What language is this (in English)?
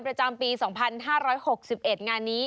Thai